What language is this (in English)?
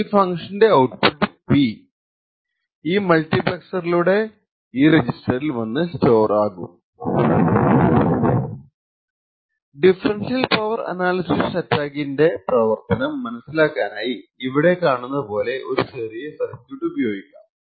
Malayalam